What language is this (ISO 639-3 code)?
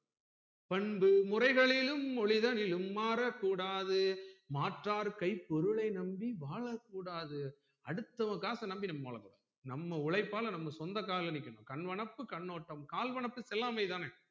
tam